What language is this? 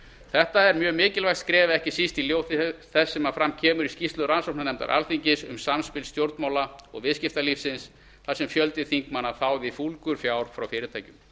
Icelandic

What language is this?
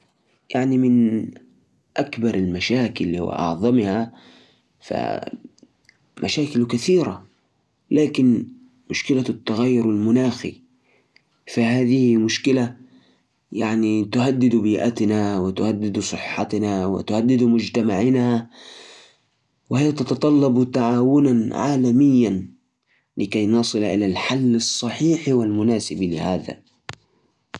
Najdi Arabic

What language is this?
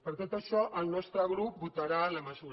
Catalan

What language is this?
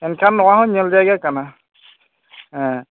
Santali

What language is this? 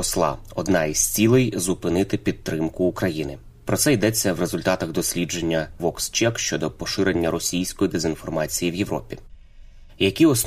Ukrainian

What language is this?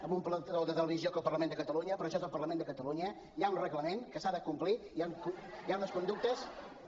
Catalan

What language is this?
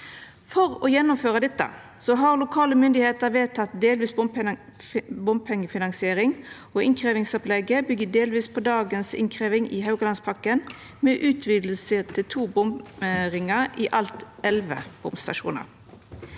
Norwegian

